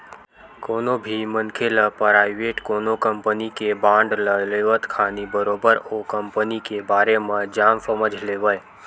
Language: Chhattisgarhi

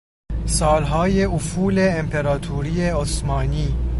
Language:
Persian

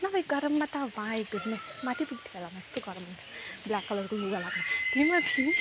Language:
Nepali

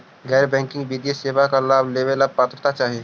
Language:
Magahi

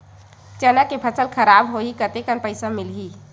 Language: Chhattisgarhi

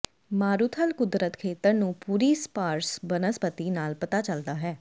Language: Punjabi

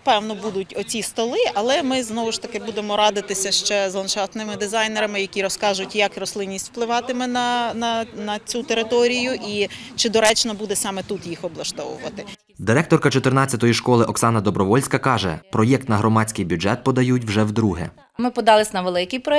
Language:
Ukrainian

